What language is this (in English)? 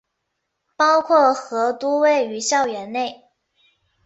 Chinese